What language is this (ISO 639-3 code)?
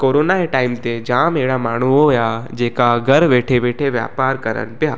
snd